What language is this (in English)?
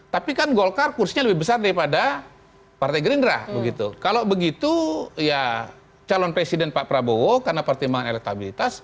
Indonesian